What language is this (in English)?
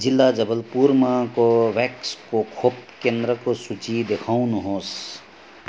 Nepali